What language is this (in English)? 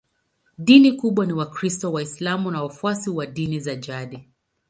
Swahili